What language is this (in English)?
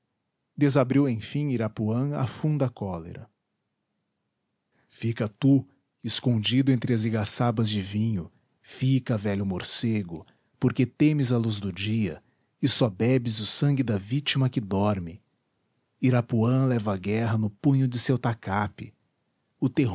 Portuguese